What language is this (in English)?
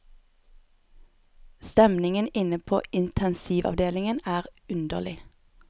Norwegian